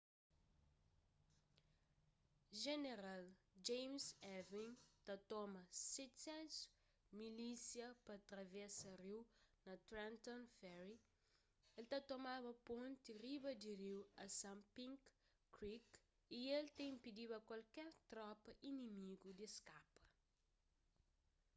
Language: Kabuverdianu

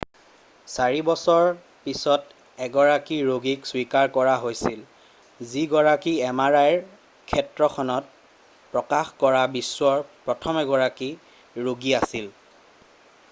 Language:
Assamese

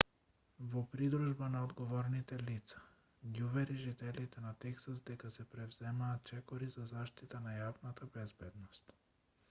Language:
Macedonian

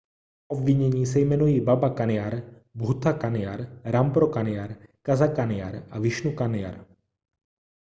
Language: Czech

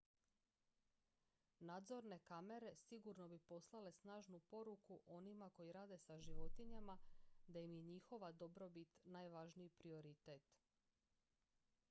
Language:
Croatian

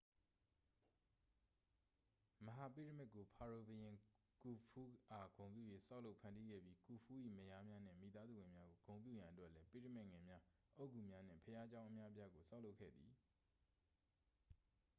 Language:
Burmese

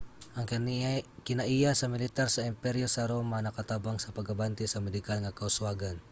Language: Cebuano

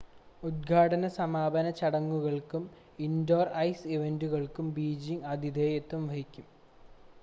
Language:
Malayalam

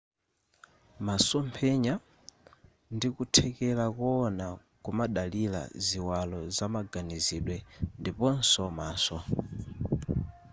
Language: Nyanja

